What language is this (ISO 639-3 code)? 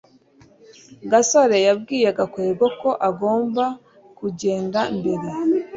kin